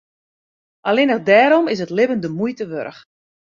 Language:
Western Frisian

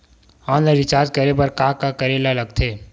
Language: Chhattisgarhi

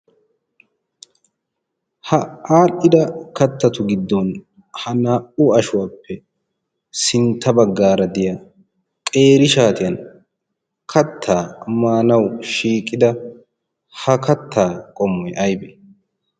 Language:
Wolaytta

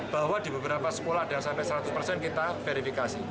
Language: Indonesian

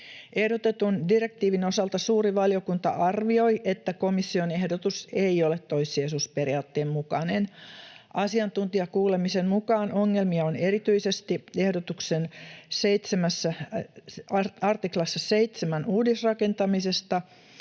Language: Finnish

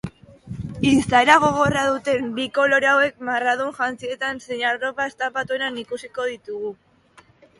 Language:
Basque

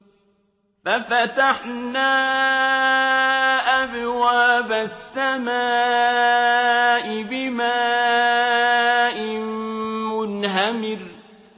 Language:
Arabic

